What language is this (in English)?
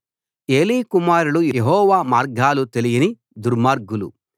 Telugu